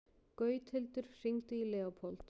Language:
Icelandic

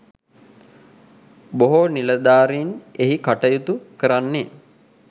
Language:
Sinhala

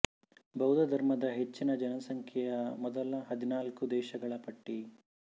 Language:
Kannada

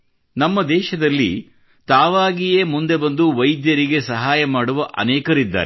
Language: Kannada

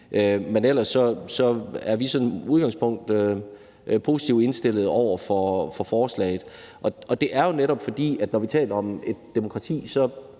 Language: Danish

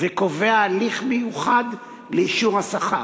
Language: Hebrew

